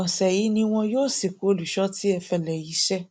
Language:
Yoruba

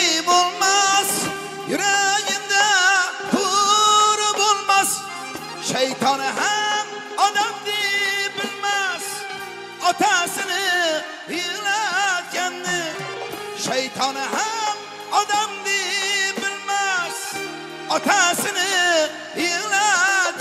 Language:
Turkish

